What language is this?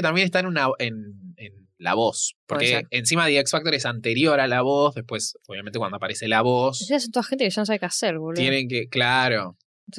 Spanish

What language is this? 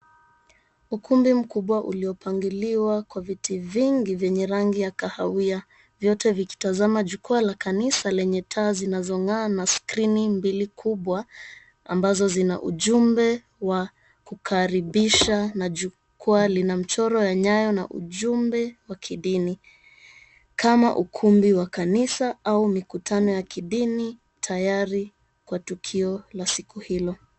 Swahili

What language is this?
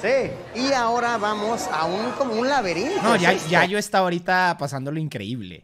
Spanish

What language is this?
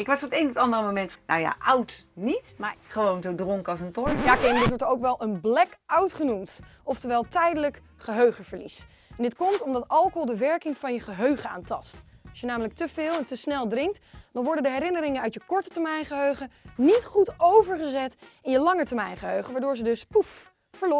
Dutch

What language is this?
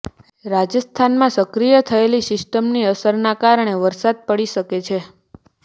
Gujarati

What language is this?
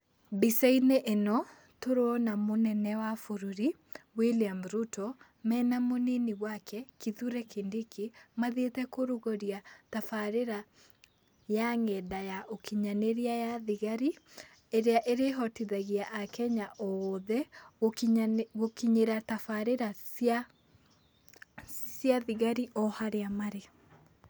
Kikuyu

